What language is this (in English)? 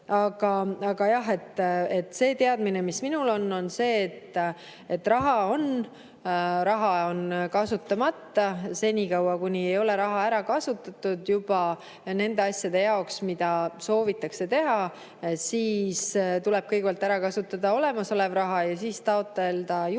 Estonian